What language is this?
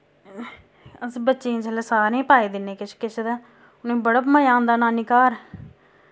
Dogri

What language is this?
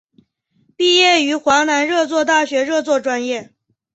Chinese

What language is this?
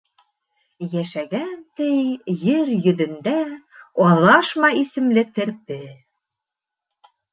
Bashkir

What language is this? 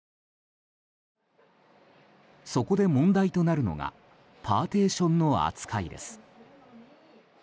Japanese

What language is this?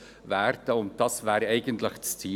Swiss German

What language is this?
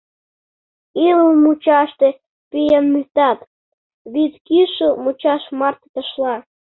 Mari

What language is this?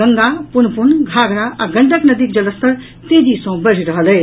Maithili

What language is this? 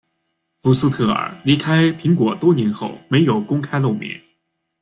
Chinese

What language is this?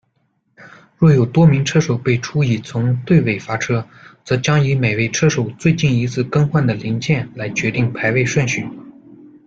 Chinese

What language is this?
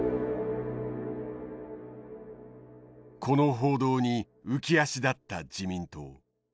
Japanese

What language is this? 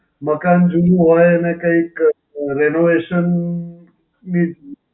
Gujarati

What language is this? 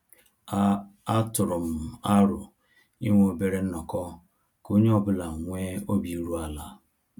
Igbo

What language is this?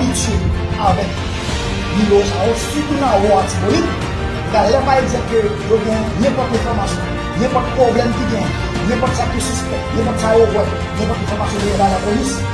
French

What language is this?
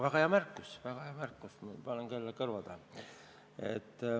Estonian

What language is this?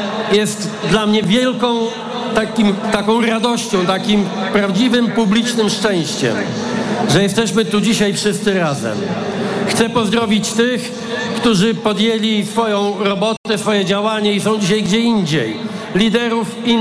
Polish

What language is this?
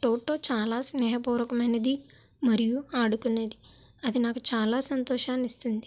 Telugu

